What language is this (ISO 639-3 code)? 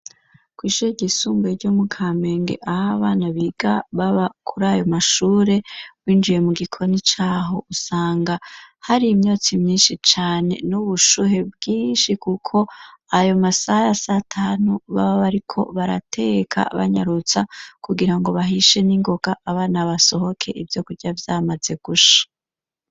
run